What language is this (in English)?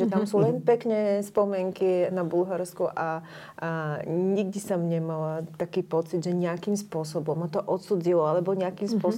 Slovak